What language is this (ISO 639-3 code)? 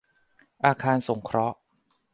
tha